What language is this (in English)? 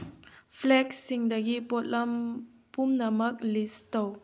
Manipuri